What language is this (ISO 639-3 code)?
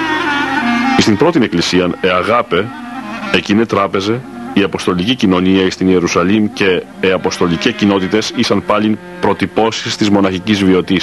ell